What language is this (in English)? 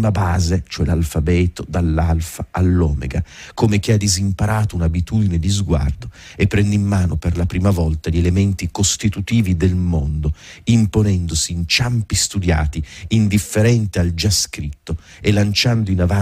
Italian